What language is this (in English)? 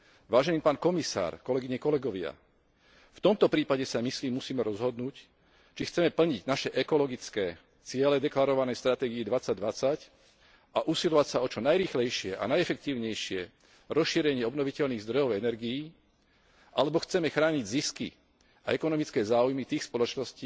Slovak